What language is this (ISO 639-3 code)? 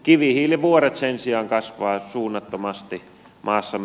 fin